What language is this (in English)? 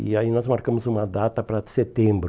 Portuguese